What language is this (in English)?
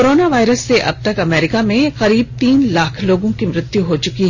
Hindi